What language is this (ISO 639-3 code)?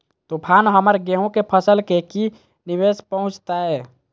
mag